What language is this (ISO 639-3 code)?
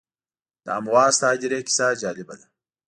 pus